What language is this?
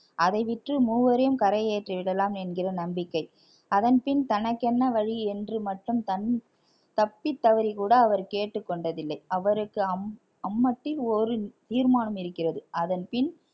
Tamil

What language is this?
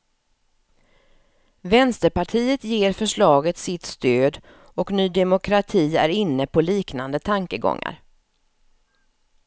Swedish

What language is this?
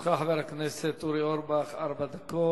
Hebrew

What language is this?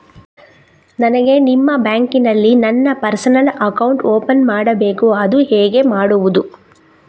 Kannada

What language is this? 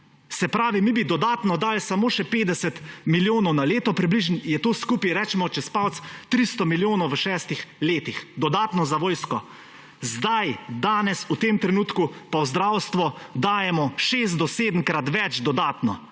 Slovenian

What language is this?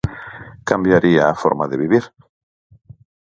Galician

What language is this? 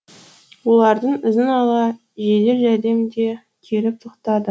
Kazakh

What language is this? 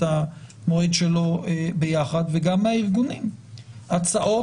Hebrew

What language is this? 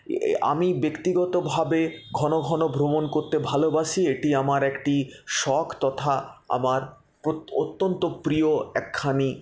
Bangla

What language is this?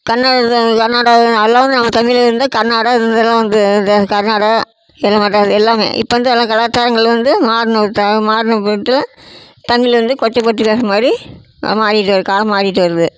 Tamil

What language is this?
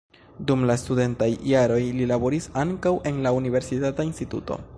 Esperanto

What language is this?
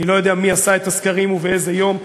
Hebrew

